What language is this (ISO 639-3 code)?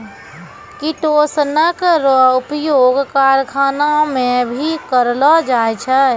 mai